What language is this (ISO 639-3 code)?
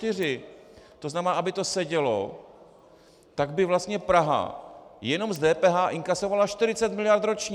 ces